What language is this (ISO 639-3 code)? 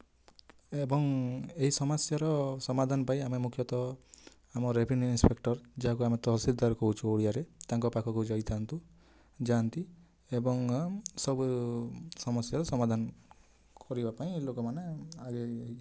ori